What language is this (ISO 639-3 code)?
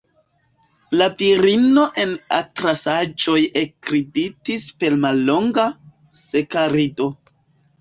epo